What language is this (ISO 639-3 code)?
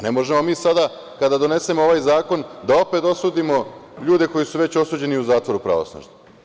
srp